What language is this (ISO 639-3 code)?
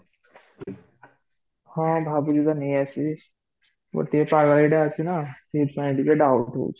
ori